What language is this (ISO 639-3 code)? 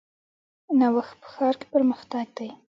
pus